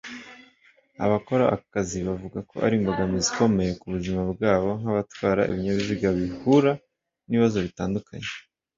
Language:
Kinyarwanda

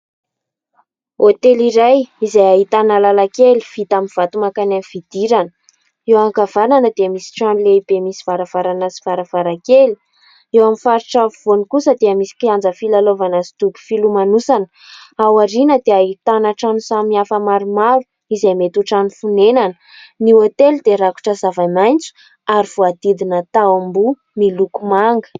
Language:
Malagasy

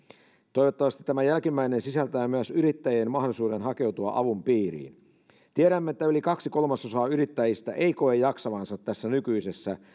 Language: Finnish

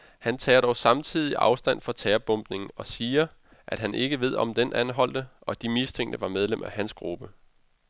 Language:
Danish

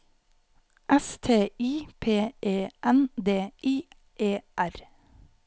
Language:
Norwegian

